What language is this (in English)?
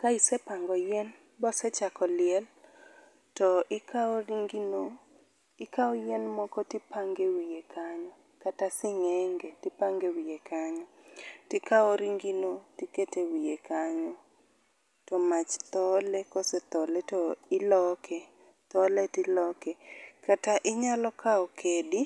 Luo (Kenya and Tanzania)